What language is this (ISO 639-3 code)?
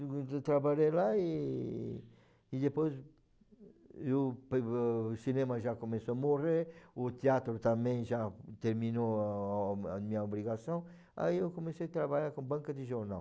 por